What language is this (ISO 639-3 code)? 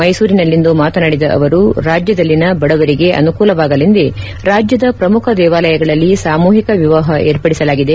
kan